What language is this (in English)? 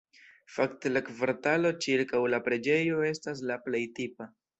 Esperanto